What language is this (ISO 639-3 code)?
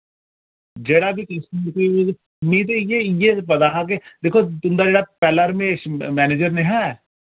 doi